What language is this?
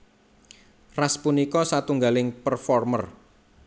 Javanese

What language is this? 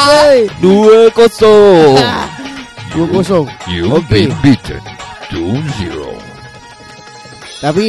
Malay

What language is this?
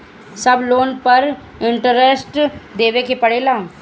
Bhojpuri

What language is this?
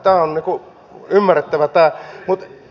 Finnish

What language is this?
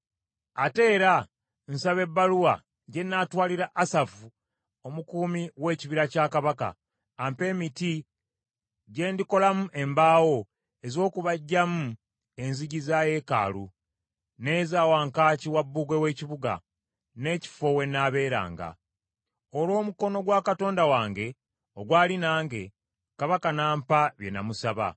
Ganda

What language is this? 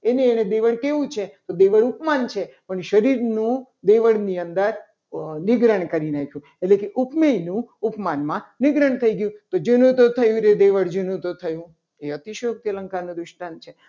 Gujarati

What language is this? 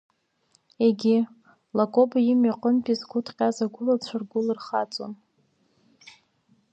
Abkhazian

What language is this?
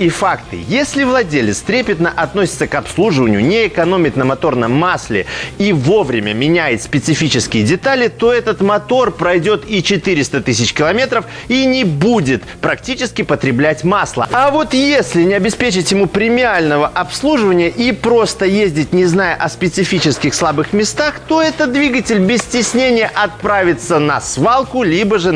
Russian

